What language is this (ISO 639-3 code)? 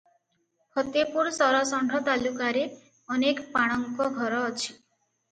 ori